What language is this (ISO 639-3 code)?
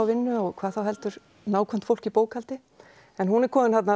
isl